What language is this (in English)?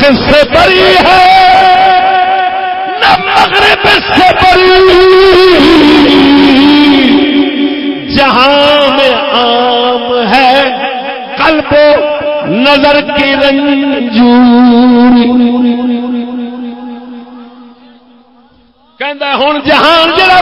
Arabic